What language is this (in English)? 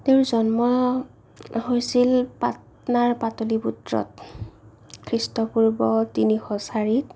Assamese